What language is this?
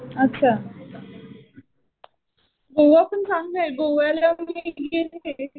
Marathi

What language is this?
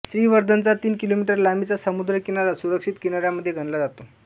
Marathi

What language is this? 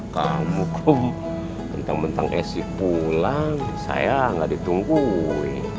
Indonesian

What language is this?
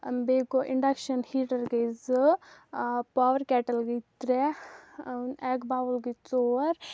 Kashmiri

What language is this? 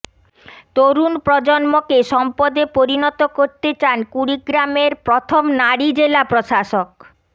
Bangla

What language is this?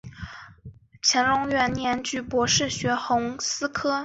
Chinese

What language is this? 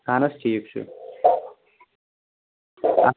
Kashmiri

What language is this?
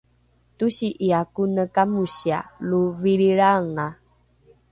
Rukai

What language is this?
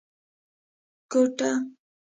Pashto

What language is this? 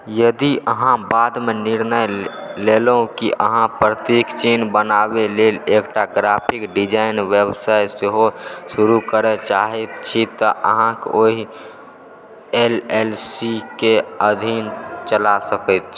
Maithili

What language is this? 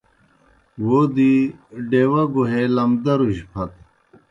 Kohistani Shina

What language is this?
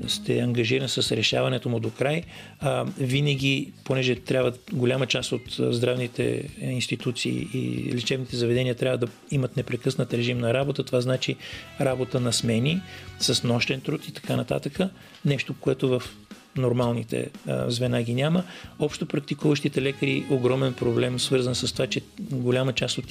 Bulgarian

